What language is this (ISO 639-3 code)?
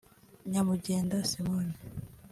kin